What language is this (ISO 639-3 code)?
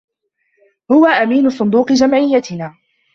ara